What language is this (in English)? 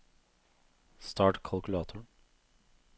Norwegian